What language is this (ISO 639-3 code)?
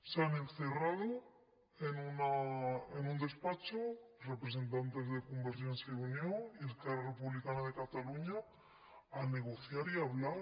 cat